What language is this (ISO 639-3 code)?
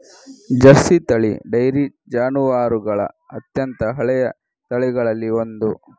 kan